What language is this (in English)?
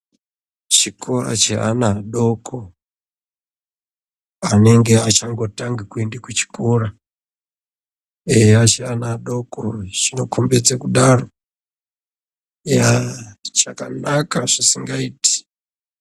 Ndau